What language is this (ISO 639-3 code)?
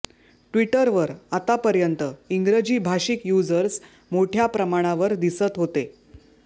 mar